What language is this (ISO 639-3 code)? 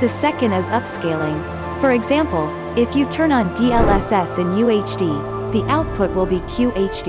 eng